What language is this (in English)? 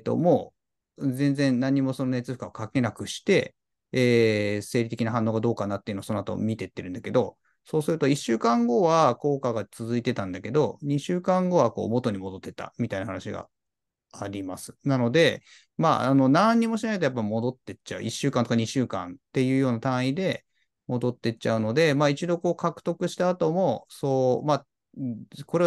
Japanese